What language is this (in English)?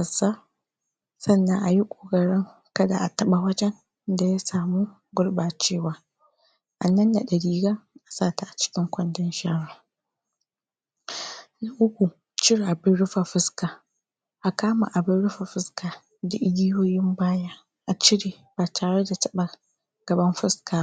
Hausa